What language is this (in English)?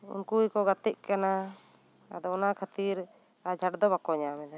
Santali